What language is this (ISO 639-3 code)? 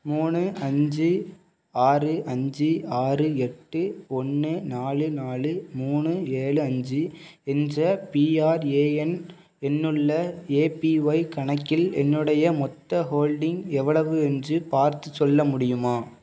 tam